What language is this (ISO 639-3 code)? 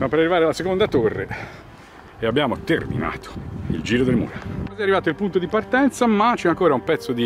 ita